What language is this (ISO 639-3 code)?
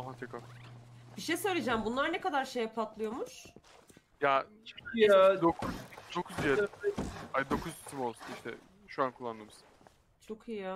tur